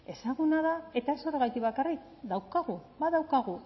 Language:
Basque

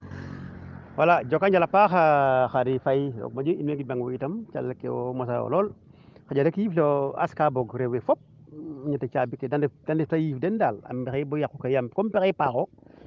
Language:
Serer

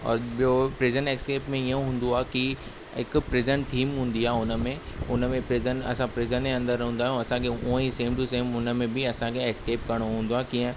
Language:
Sindhi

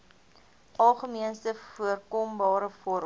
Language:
Afrikaans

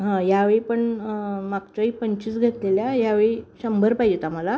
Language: Marathi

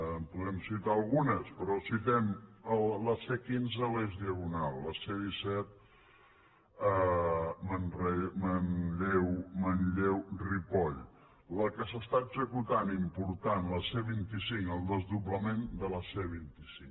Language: Catalan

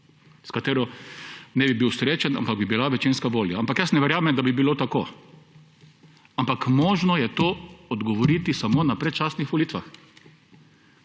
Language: Slovenian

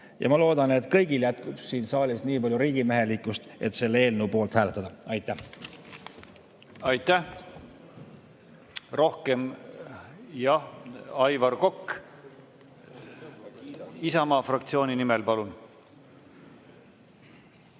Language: Estonian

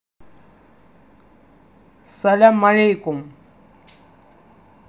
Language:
Russian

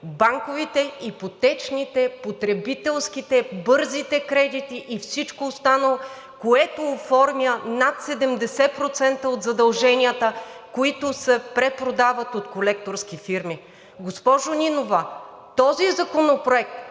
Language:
Bulgarian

